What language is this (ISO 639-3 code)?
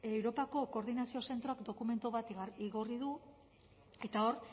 eus